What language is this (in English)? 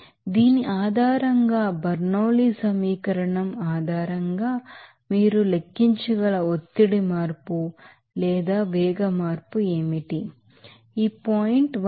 Telugu